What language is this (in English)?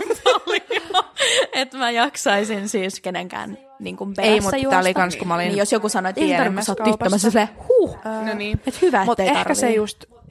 Finnish